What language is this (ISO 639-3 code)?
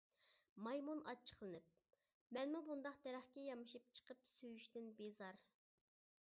uig